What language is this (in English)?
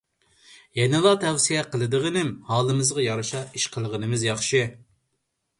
Uyghur